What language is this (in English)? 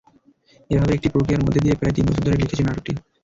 Bangla